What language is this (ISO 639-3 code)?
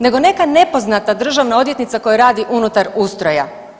hrv